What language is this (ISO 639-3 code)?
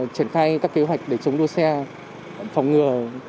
vie